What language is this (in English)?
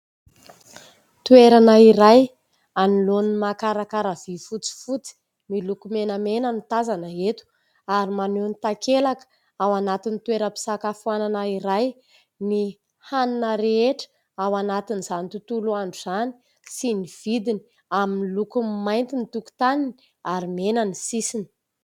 Malagasy